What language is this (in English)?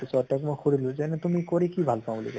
Assamese